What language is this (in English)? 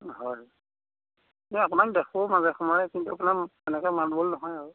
Assamese